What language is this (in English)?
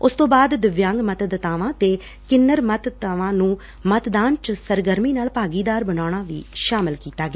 Punjabi